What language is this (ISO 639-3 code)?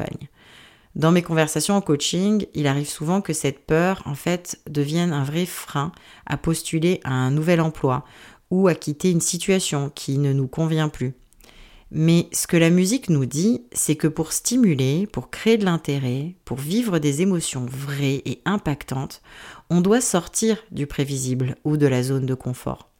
fra